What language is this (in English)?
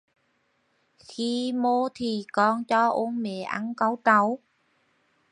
Vietnamese